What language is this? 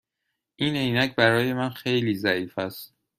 Persian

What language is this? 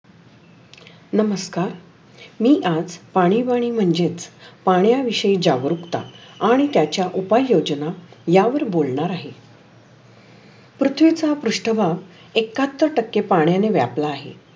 Marathi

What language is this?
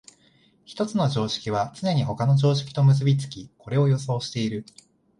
Japanese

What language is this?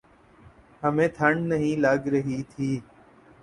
Urdu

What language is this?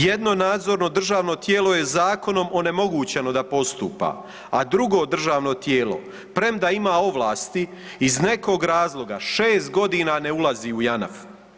Croatian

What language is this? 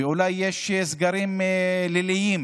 Hebrew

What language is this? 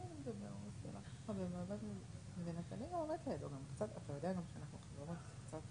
Hebrew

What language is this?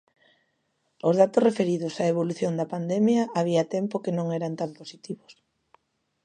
Galician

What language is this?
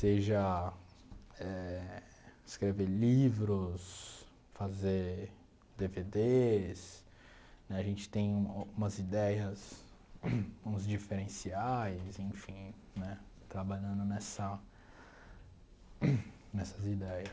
Portuguese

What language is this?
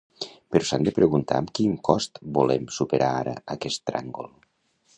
Catalan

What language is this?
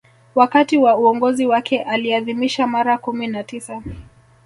Swahili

